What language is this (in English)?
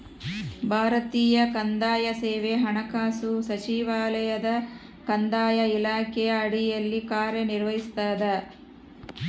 Kannada